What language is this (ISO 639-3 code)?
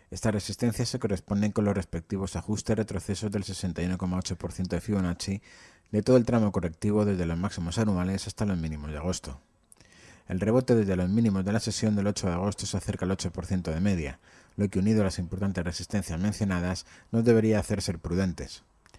spa